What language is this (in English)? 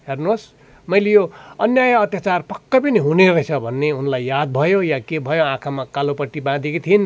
Nepali